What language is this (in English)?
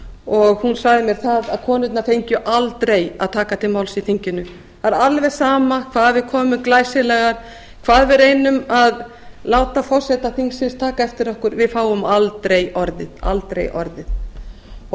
Icelandic